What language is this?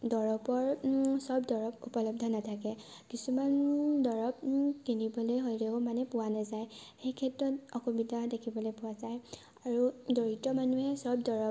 Assamese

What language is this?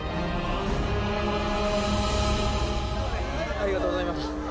Japanese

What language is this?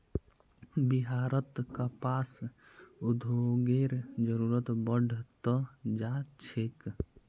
Magahi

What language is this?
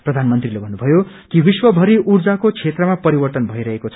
Nepali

